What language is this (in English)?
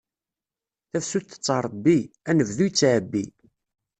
Kabyle